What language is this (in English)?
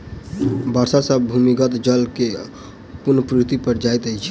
Maithili